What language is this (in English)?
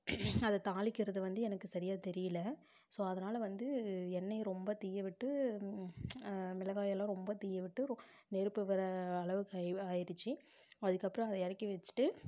Tamil